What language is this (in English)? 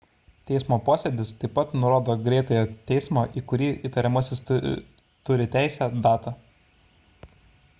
Lithuanian